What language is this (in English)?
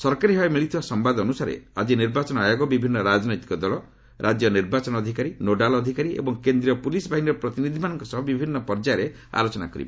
Odia